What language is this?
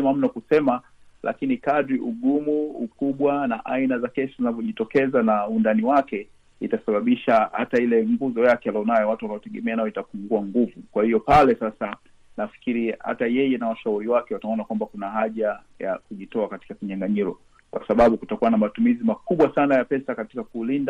Swahili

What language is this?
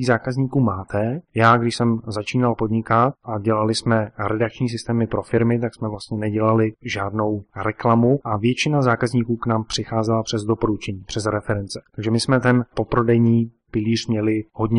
Czech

